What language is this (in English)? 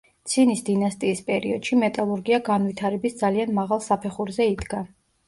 Georgian